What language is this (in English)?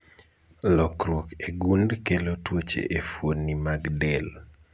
Luo (Kenya and Tanzania)